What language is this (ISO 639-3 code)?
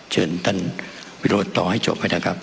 tha